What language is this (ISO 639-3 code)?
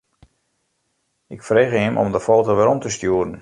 fry